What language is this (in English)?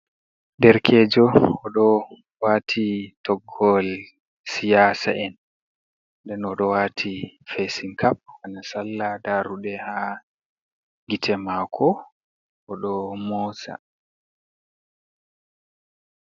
Fula